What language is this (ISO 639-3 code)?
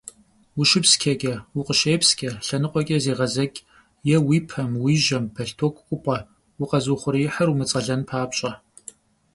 kbd